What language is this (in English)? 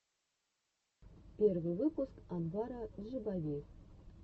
Russian